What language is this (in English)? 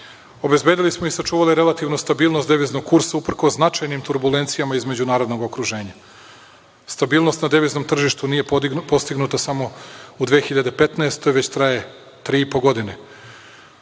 Serbian